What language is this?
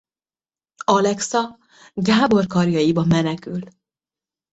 Hungarian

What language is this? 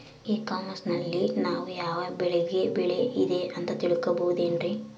Kannada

